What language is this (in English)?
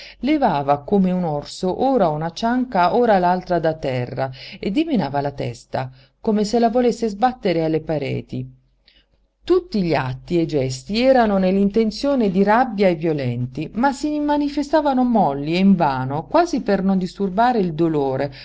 Italian